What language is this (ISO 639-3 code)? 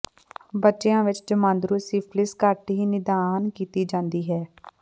pan